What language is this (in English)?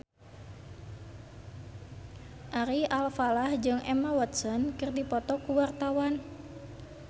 Sundanese